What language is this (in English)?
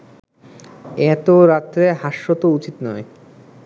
Bangla